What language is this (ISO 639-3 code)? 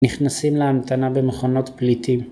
heb